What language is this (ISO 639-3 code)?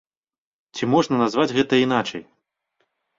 bel